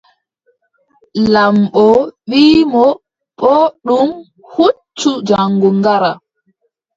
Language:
Adamawa Fulfulde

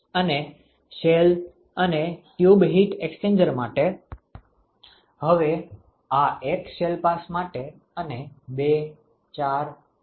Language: Gujarati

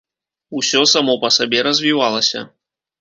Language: Belarusian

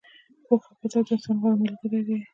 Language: Pashto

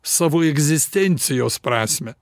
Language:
Lithuanian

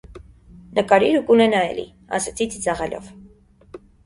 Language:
Armenian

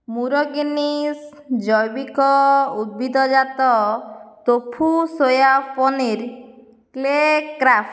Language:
Odia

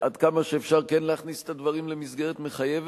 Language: Hebrew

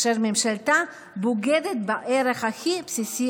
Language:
Hebrew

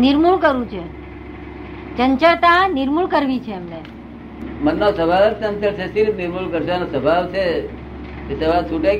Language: Gujarati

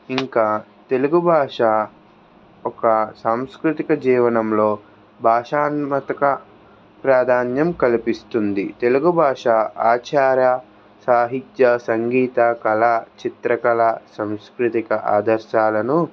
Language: Telugu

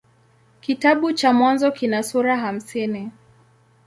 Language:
Swahili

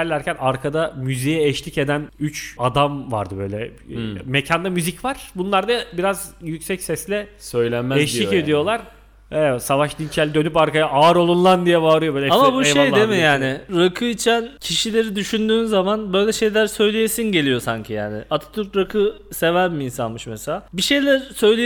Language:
Turkish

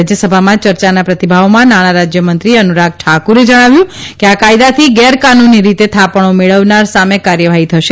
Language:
Gujarati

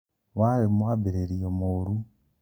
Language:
Kikuyu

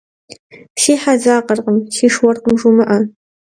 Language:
Kabardian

